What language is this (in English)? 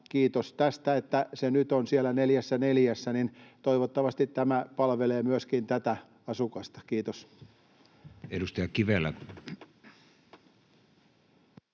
Finnish